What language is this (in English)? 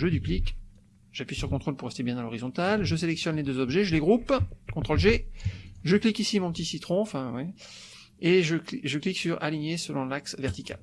French